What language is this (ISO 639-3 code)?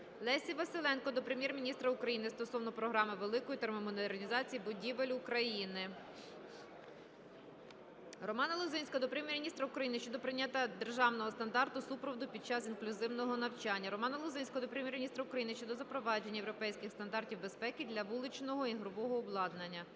ukr